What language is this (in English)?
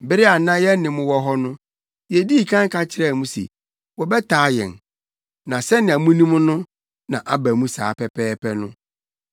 Akan